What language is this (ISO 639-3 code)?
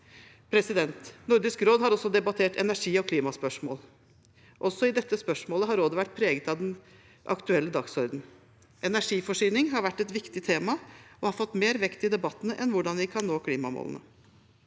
nor